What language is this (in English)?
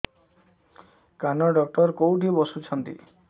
Odia